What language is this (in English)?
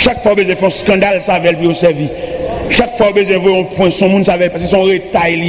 French